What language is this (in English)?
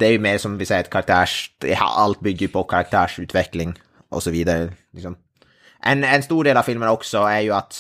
Swedish